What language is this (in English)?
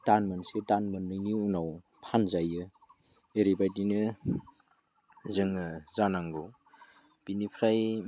Bodo